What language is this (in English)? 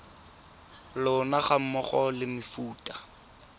Tswana